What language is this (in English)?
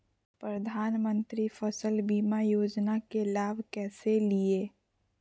Magahi